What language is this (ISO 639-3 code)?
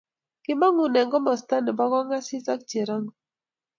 kln